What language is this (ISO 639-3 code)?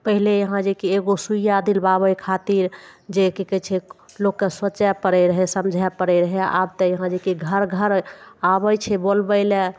mai